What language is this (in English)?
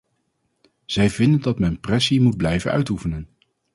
Dutch